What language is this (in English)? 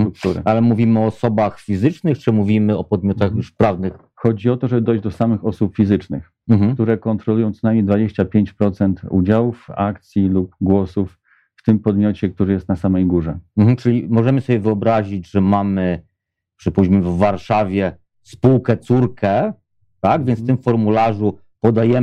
Polish